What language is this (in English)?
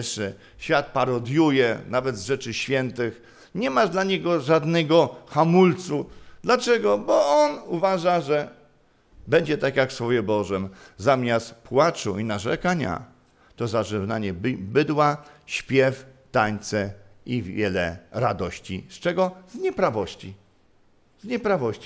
Polish